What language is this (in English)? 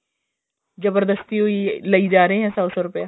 Punjabi